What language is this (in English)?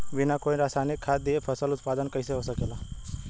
Bhojpuri